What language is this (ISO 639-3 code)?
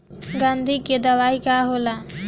bho